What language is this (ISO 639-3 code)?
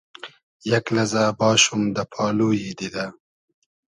haz